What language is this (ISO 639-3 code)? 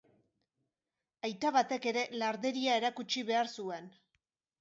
eus